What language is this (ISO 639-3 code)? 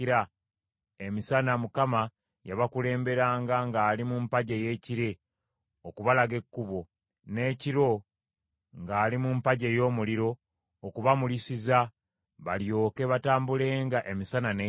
lug